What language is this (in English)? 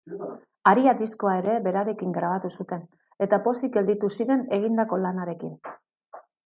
Basque